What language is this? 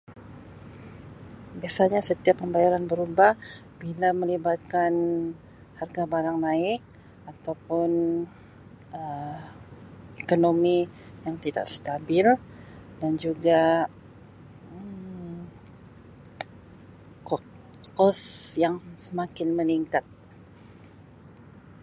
Sabah Malay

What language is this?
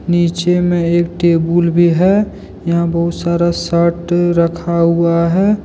Hindi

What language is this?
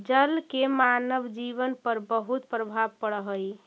Magahi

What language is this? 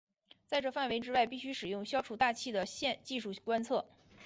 Chinese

